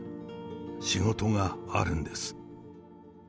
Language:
Japanese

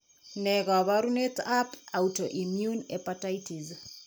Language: Kalenjin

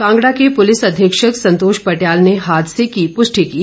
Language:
Hindi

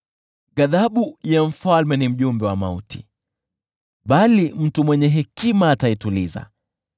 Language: Swahili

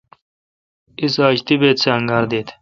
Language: Kalkoti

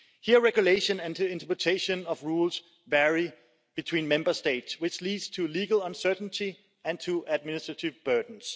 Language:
English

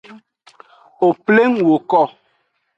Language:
Aja (Benin)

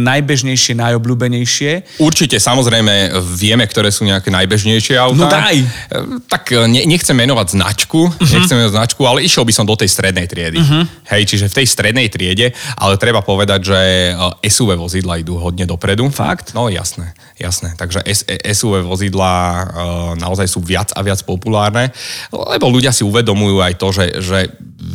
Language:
Slovak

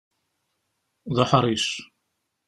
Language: Kabyle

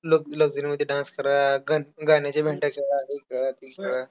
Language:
Marathi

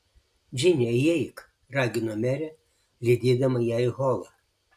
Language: Lithuanian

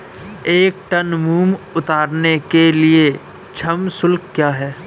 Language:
Hindi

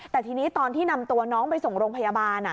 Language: Thai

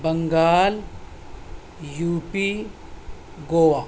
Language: Urdu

